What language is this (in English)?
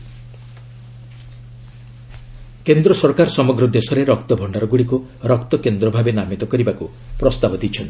Odia